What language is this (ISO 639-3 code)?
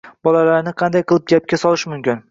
uzb